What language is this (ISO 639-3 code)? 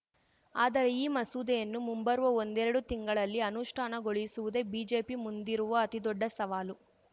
kan